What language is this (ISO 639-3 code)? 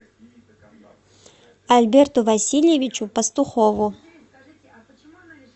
rus